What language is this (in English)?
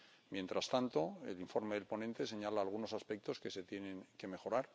Spanish